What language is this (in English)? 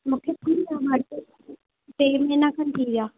Sindhi